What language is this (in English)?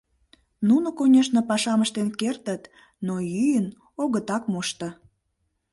Mari